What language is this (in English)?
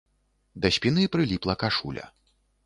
Belarusian